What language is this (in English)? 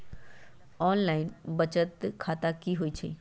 Magahi